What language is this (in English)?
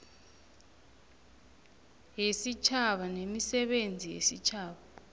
South Ndebele